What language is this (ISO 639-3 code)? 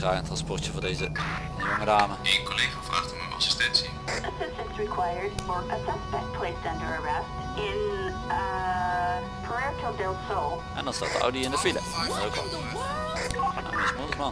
nld